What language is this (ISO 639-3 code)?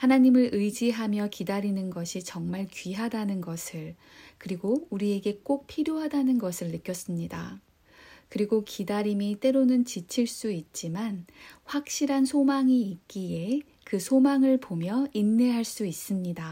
kor